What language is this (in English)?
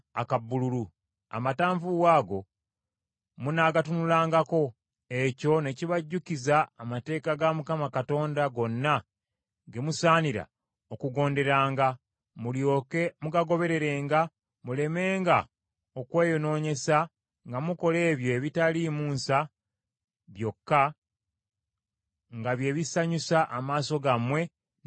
Ganda